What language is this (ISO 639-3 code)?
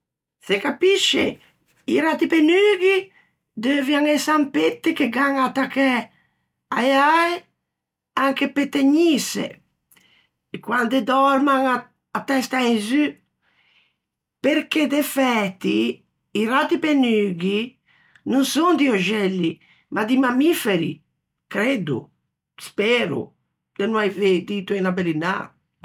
lij